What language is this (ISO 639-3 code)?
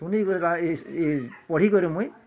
ori